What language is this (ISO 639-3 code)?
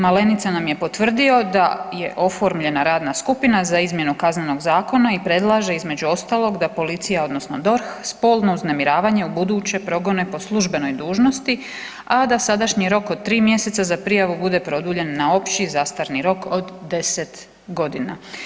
hrv